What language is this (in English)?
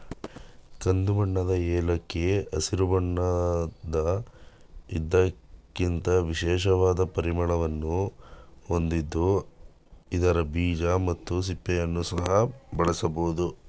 Kannada